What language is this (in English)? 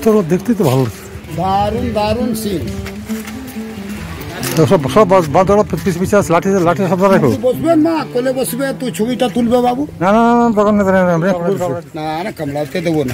Arabic